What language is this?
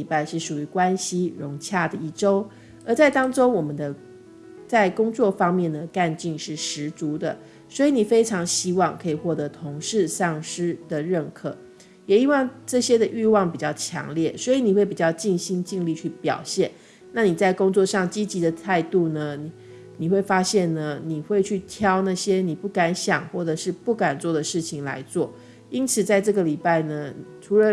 Chinese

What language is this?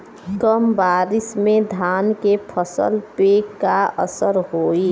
Bhojpuri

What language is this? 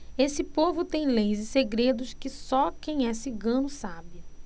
Portuguese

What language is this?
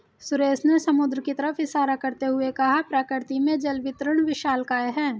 Hindi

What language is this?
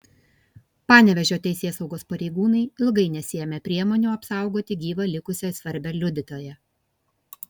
Lithuanian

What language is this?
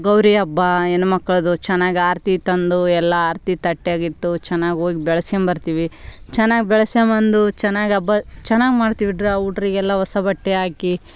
Kannada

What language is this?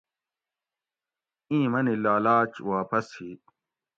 Gawri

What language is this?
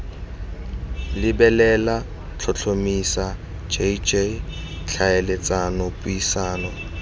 Tswana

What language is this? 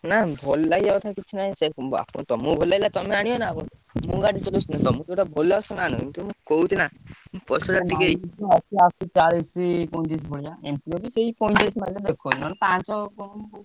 Odia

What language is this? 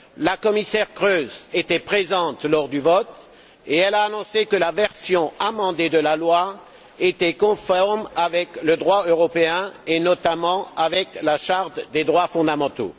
French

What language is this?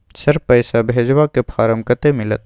Maithili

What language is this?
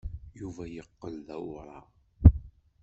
Kabyle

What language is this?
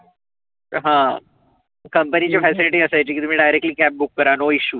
Marathi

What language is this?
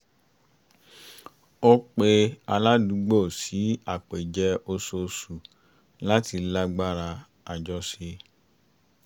Yoruba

